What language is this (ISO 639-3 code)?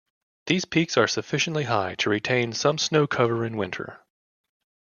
eng